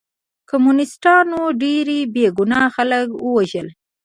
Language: Pashto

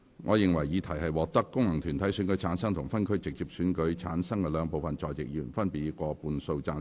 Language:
Cantonese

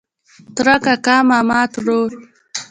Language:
Pashto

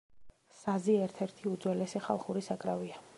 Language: Georgian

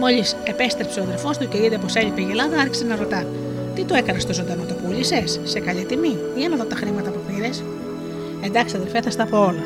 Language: Greek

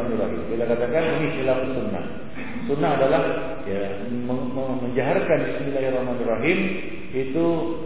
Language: Romanian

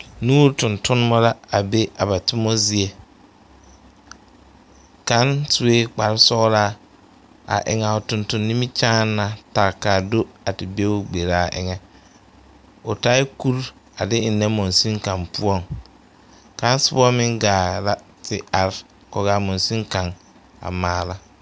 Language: Southern Dagaare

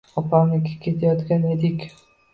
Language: Uzbek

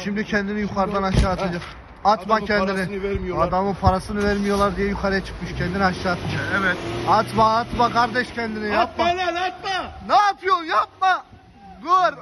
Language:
Turkish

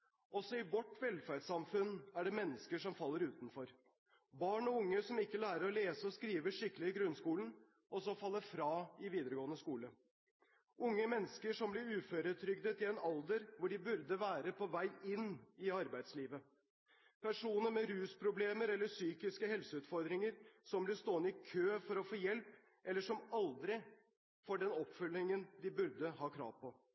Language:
Norwegian Bokmål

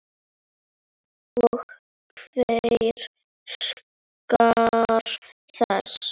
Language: Icelandic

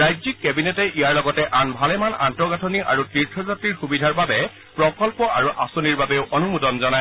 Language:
Assamese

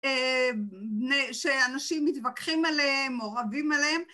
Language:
Hebrew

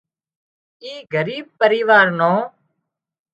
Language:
Wadiyara Koli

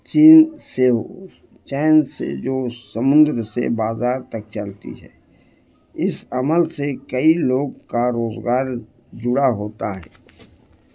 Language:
Urdu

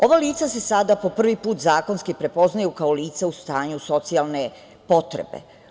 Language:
Serbian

